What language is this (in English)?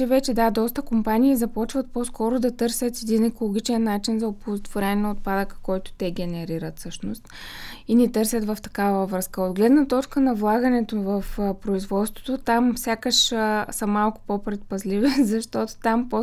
Bulgarian